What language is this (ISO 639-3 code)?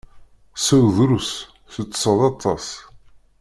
kab